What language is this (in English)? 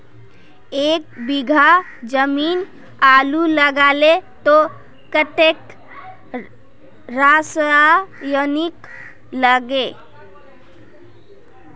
Magahi